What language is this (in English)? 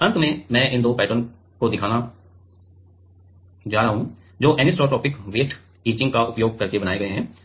Hindi